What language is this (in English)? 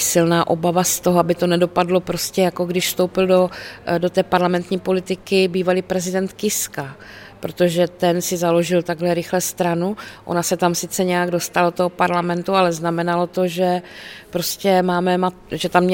Czech